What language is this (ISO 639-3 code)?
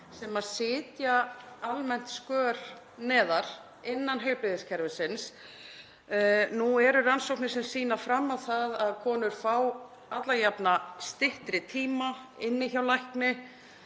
isl